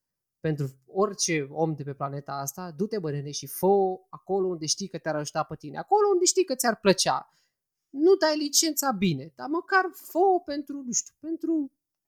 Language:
Romanian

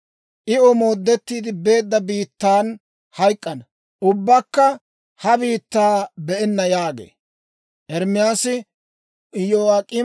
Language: Dawro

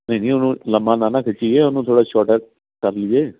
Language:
Punjabi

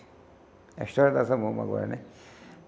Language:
Portuguese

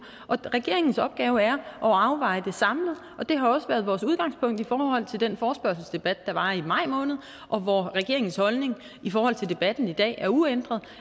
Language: Danish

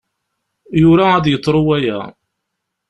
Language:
Kabyle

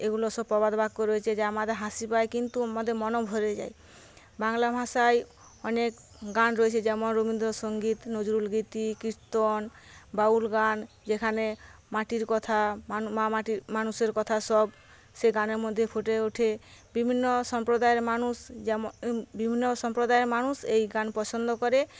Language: Bangla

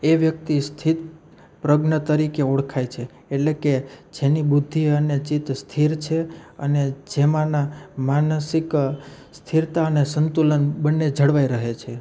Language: Gujarati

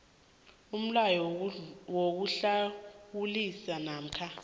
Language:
South Ndebele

